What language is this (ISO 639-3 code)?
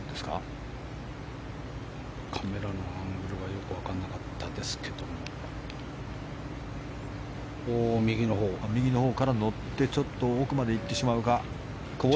jpn